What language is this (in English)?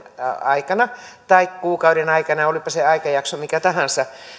Finnish